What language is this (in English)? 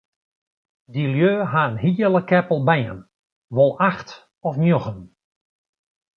Western Frisian